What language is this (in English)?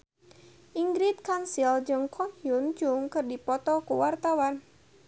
Sundanese